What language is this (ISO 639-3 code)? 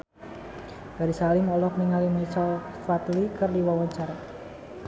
sun